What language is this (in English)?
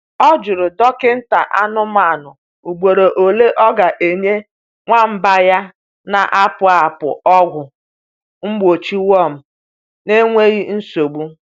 Igbo